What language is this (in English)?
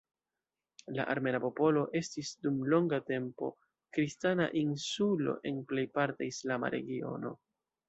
Esperanto